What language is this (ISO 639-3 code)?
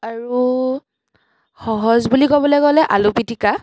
asm